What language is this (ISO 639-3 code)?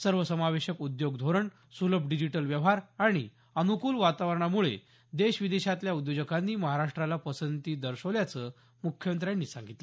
mar